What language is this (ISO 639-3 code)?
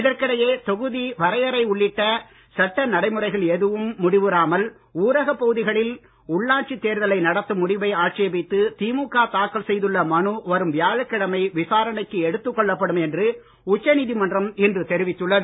tam